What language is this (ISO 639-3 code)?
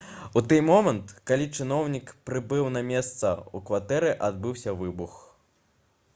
bel